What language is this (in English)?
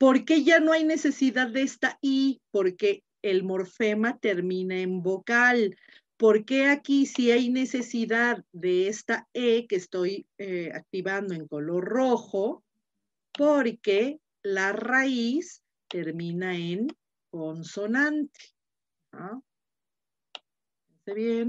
Spanish